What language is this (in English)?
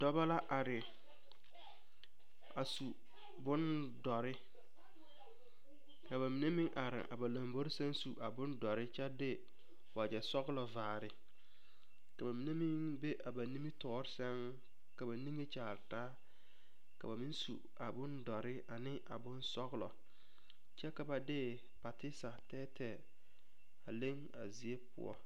Southern Dagaare